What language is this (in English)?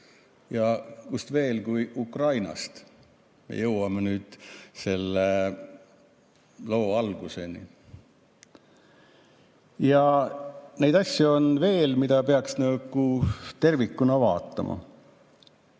Estonian